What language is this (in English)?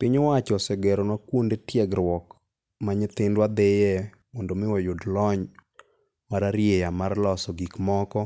Luo (Kenya and Tanzania)